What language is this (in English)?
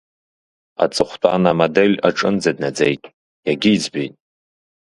Abkhazian